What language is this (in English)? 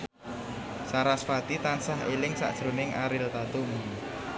Javanese